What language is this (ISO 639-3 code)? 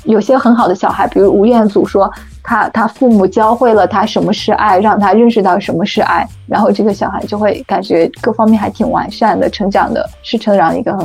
zho